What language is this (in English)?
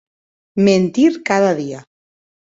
Occitan